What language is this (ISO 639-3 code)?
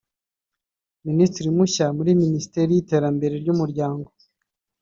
kin